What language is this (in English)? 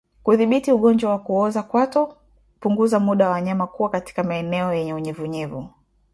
Swahili